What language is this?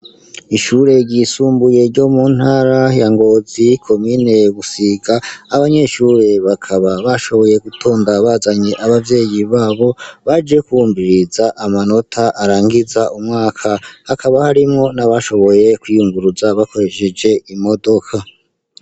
Rundi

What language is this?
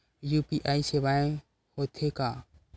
Chhattisgarhi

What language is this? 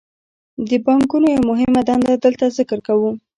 Pashto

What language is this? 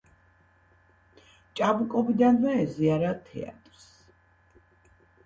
Georgian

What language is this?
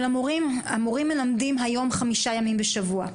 Hebrew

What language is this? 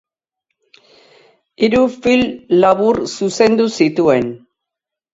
Basque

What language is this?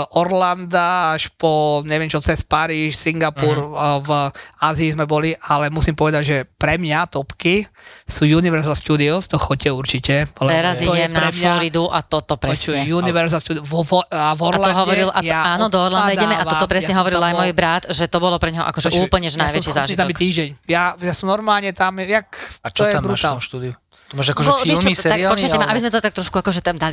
Slovak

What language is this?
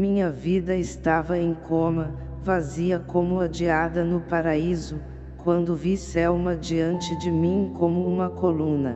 Portuguese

